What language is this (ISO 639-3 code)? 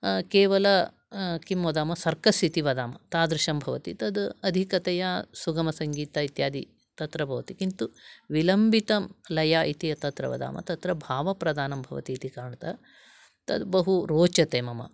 san